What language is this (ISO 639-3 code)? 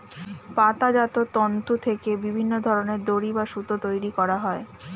ben